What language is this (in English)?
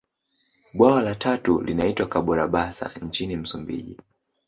Swahili